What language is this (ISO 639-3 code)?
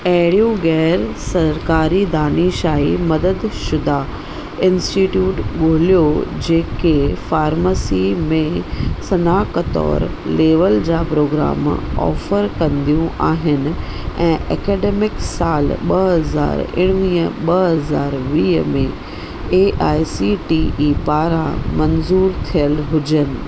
snd